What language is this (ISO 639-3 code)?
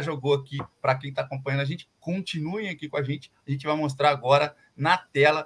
por